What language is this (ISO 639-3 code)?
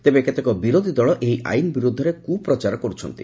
ori